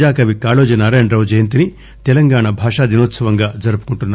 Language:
Telugu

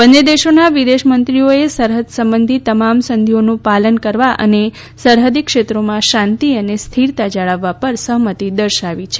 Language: Gujarati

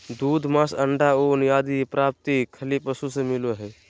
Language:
Magahi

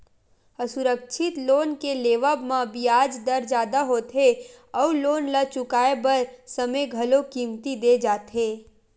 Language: Chhattisgarhi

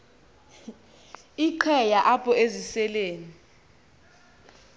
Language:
Xhosa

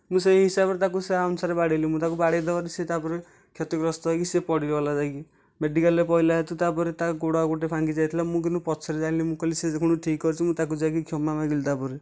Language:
Odia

